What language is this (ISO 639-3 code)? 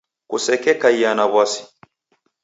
dav